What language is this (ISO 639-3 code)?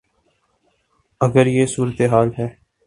urd